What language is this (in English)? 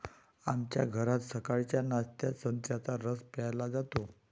Marathi